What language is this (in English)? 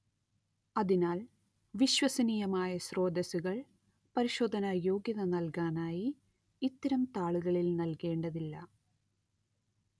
Malayalam